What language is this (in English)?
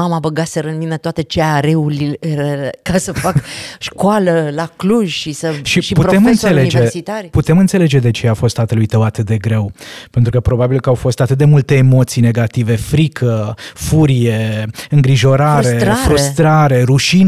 Romanian